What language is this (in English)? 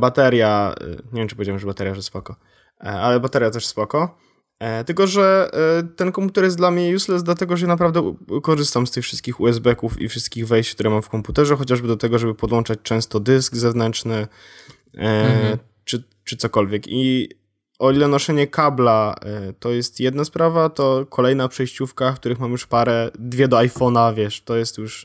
Polish